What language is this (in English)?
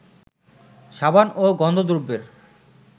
Bangla